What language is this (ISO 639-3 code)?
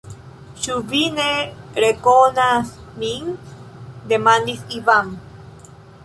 epo